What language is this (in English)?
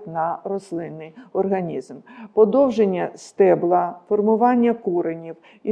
Ukrainian